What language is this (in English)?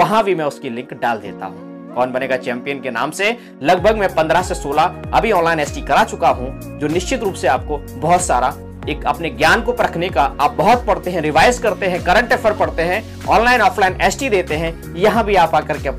Hindi